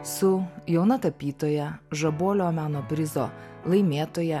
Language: Lithuanian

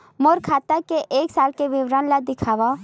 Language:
Chhattisgarhi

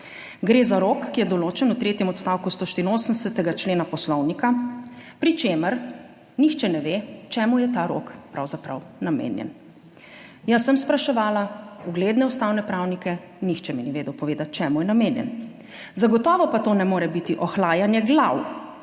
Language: Slovenian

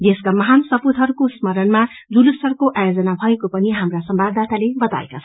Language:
Nepali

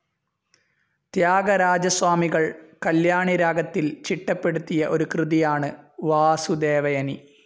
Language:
Malayalam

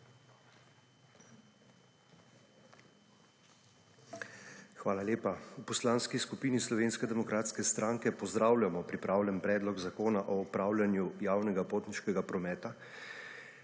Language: Slovenian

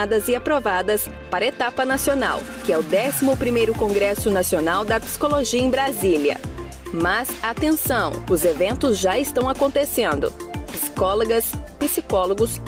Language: Portuguese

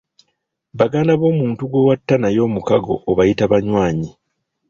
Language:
Ganda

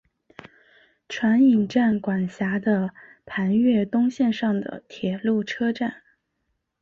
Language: Chinese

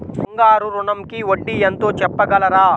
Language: Telugu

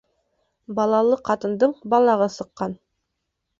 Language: Bashkir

